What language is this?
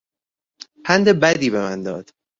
Persian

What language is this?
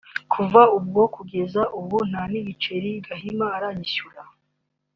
Kinyarwanda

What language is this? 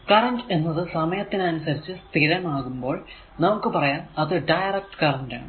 Malayalam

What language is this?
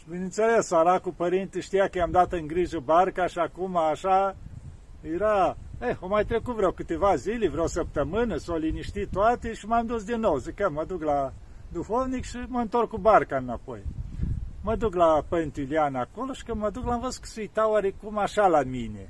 Romanian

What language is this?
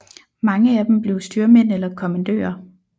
Danish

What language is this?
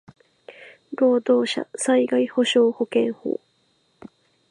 Japanese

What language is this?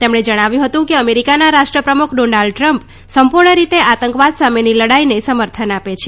Gujarati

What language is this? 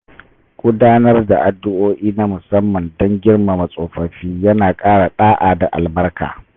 Hausa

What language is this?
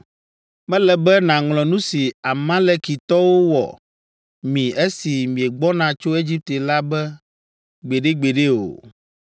Ewe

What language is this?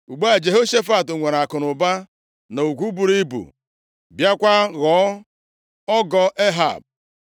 Igbo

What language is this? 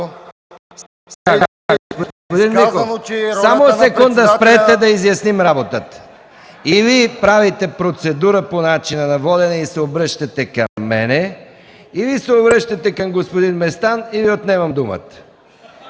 Bulgarian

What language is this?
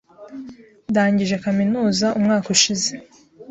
Kinyarwanda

